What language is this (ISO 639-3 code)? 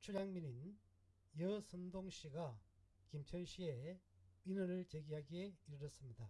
kor